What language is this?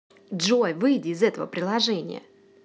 Russian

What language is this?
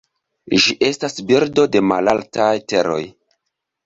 Esperanto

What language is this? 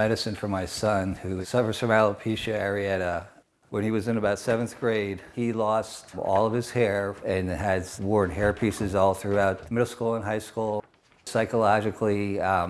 English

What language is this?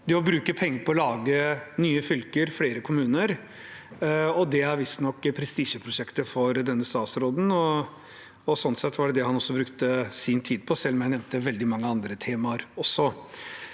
Norwegian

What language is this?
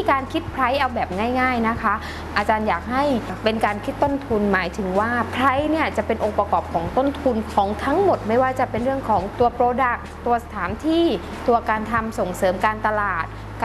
Thai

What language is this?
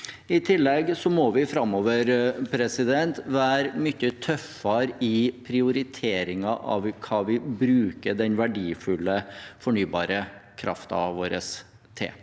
Norwegian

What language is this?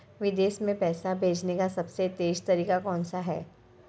Hindi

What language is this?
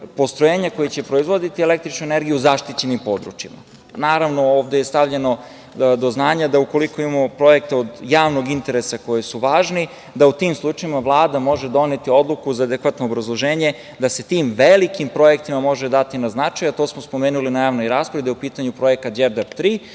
Serbian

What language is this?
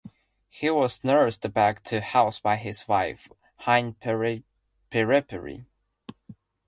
English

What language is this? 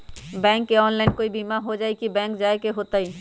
Magahi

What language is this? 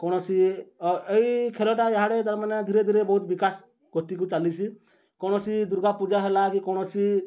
Odia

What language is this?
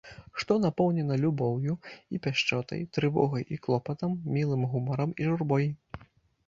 Belarusian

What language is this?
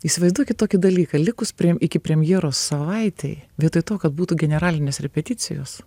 Lithuanian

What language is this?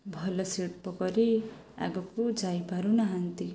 Odia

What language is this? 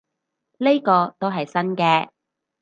Cantonese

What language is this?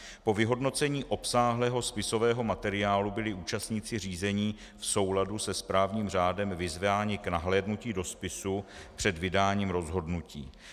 Czech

